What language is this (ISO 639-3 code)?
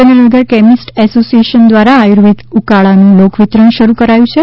guj